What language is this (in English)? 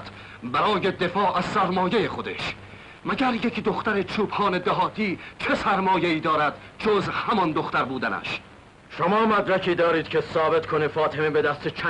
Persian